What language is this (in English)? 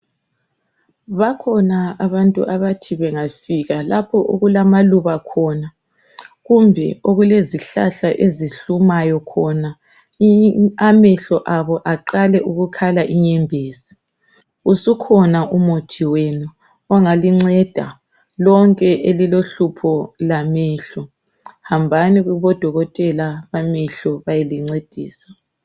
North Ndebele